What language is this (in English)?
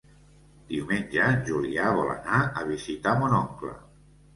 Catalan